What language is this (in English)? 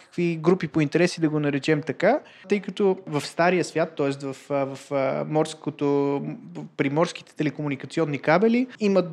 Bulgarian